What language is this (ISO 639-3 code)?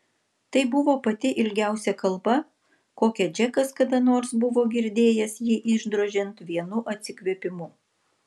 lit